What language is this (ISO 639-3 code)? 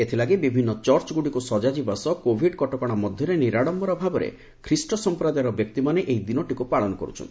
ori